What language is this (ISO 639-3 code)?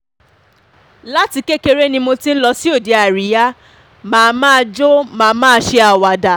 yor